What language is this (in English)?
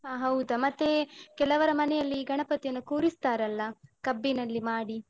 Kannada